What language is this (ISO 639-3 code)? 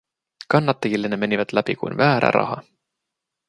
fin